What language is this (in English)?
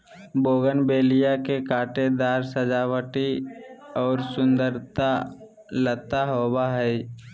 Magahi